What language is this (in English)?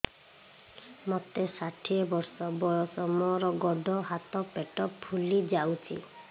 Odia